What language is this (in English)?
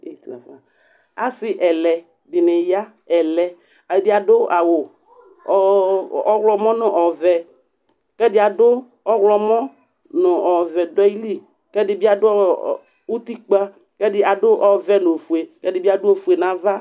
Ikposo